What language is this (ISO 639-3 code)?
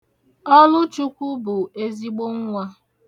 ibo